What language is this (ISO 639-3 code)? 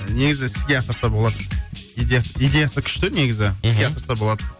kaz